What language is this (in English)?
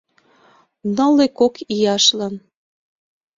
Mari